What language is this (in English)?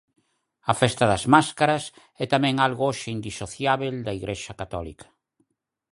Galician